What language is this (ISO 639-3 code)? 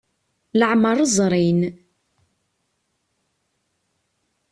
kab